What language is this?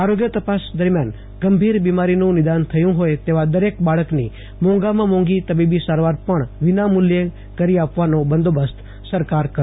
Gujarati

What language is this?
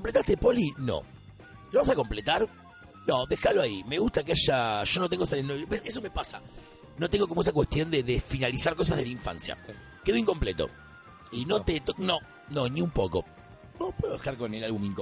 Spanish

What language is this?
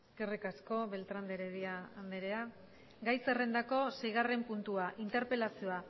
Basque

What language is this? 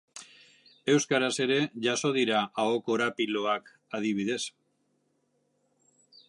Basque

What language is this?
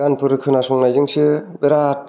Bodo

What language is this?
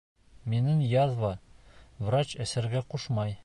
Bashkir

